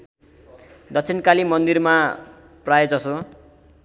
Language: Nepali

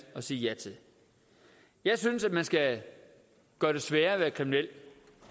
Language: Danish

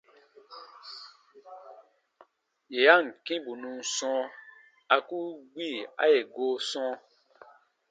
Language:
Baatonum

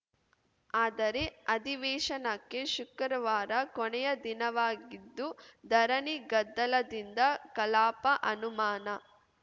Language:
Kannada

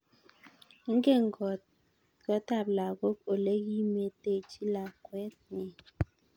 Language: Kalenjin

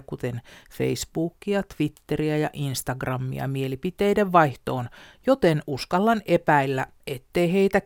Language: Finnish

